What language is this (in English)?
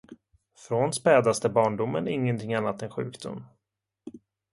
Swedish